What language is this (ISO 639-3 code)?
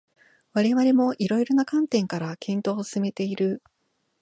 jpn